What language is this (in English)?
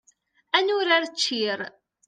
Kabyle